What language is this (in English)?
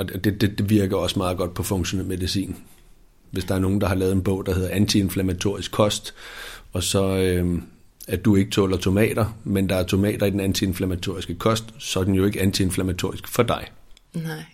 Danish